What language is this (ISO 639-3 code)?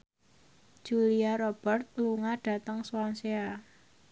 jav